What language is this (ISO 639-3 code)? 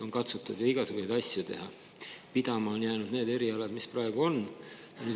est